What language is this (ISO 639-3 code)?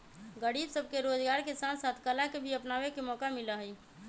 mag